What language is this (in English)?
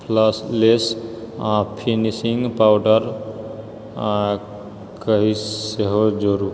Maithili